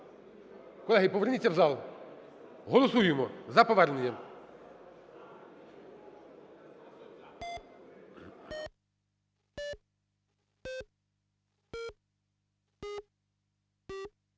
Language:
Ukrainian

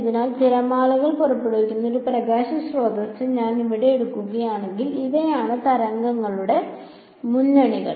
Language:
Malayalam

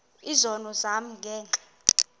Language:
Xhosa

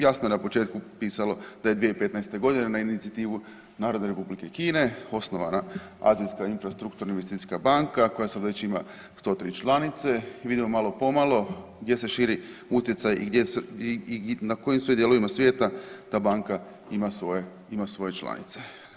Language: Croatian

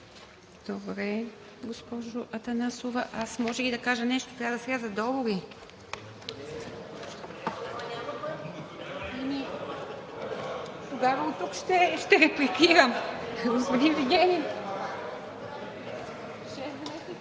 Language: Bulgarian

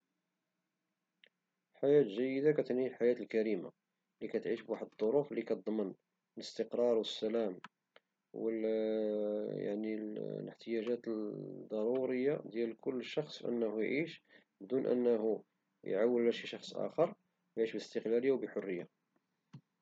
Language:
Moroccan Arabic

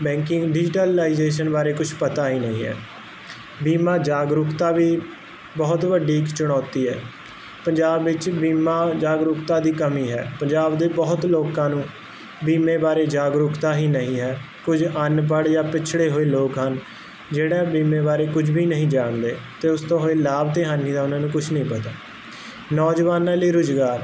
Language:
Punjabi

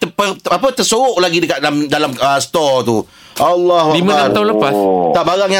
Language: Malay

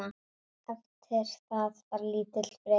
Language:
Icelandic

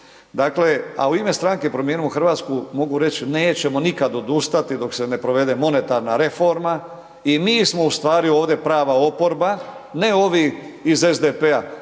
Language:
Croatian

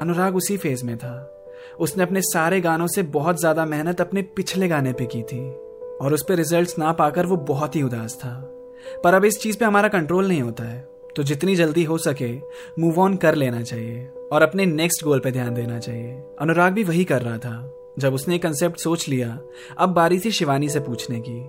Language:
Hindi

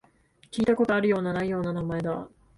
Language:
Japanese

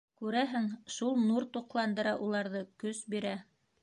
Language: Bashkir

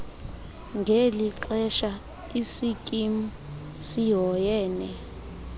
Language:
Xhosa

